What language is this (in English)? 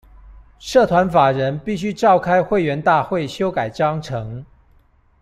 Chinese